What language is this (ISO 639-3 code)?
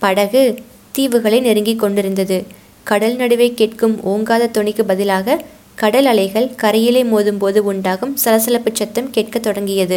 tam